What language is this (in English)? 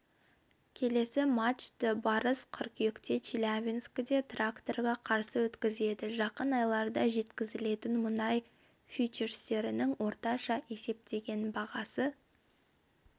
Kazakh